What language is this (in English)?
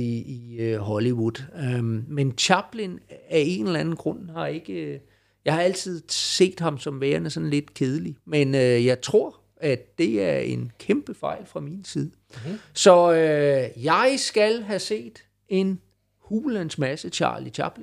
Danish